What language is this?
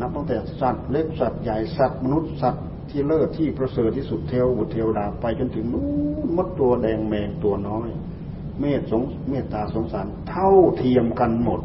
Thai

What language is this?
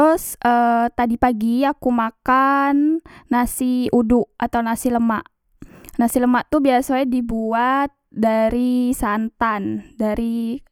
Musi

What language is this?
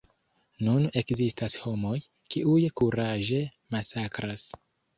Esperanto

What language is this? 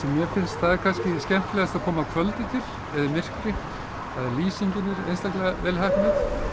Icelandic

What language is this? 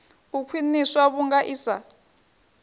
Venda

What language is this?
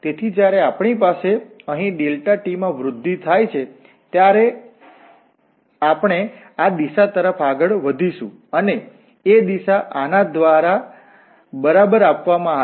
Gujarati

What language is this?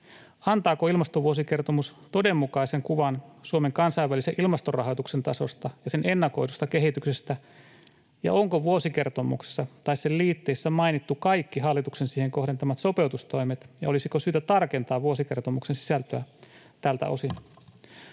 Finnish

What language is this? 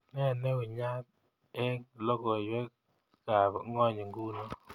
Kalenjin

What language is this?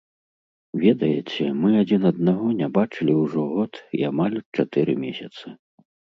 Belarusian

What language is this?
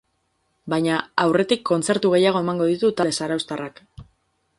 Basque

